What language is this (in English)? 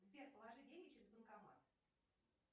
Russian